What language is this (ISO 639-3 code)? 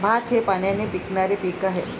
mar